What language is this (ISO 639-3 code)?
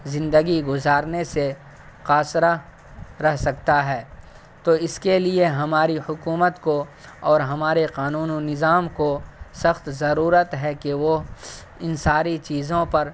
urd